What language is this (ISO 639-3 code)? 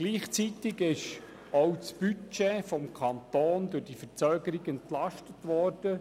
gsw